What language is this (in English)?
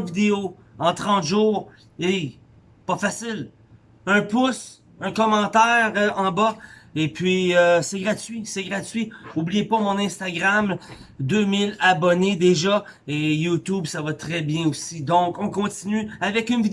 French